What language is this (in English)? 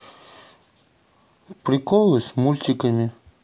Russian